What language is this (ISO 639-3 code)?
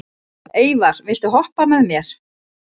isl